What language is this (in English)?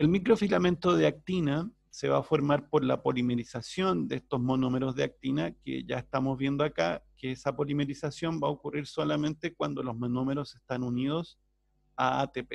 Spanish